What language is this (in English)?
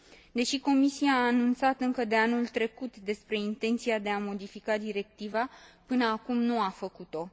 Romanian